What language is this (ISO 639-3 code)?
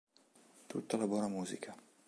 ita